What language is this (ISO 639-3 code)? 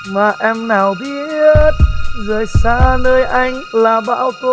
vie